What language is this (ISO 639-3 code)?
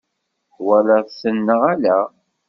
kab